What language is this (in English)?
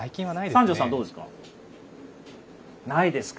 Japanese